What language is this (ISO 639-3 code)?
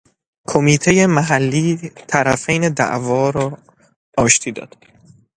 fas